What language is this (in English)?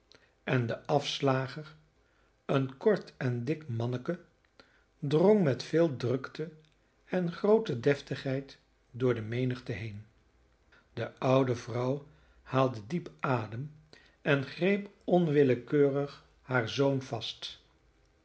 Dutch